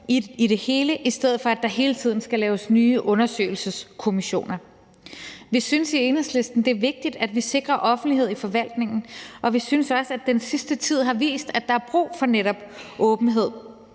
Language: Danish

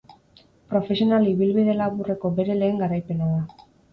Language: Basque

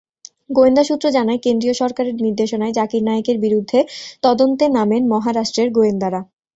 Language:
Bangla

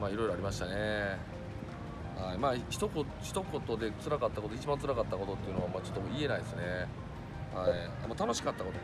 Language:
Japanese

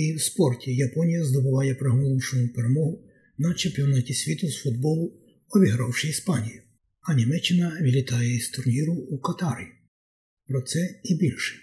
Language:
Ukrainian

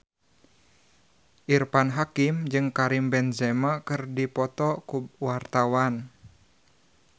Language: Sundanese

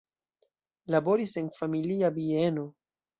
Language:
Esperanto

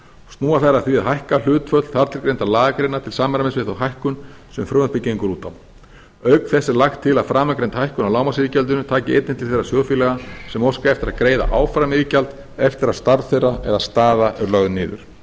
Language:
Icelandic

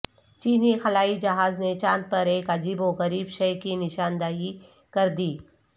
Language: Urdu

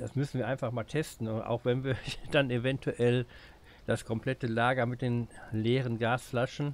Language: German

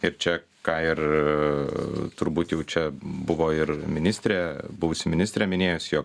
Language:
Lithuanian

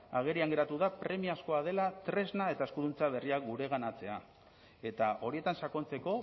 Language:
Basque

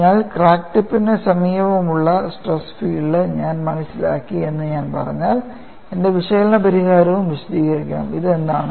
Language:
Malayalam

